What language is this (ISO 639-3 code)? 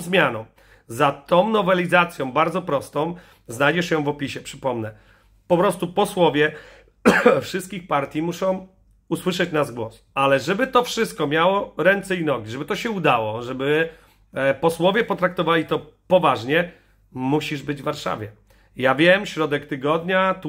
pol